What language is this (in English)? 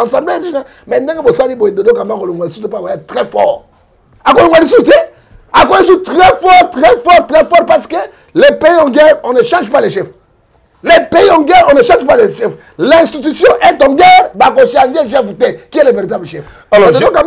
French